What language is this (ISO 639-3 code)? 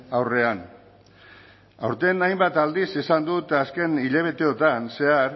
eus